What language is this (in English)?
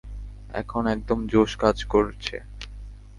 Bangla